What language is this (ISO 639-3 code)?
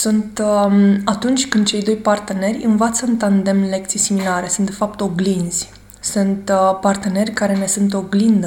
ron